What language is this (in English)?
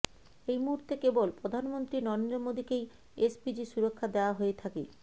Bangla